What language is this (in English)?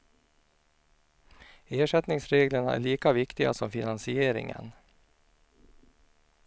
Swedish